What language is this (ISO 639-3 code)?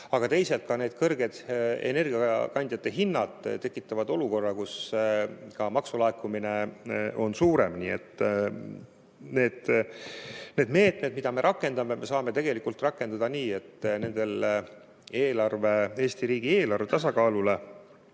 est